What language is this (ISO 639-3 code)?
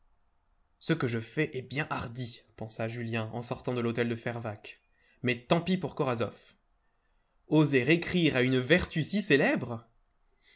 fra